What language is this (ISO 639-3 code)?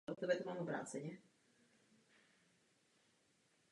ces